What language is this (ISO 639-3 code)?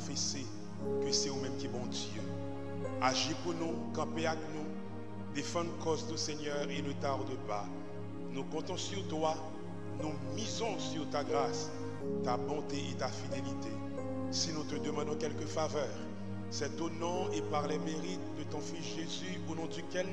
fra